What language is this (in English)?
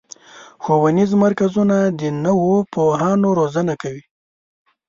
Pashto